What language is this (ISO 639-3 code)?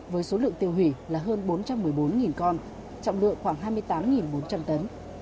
vie